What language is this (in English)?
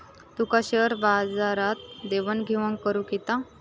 Marathi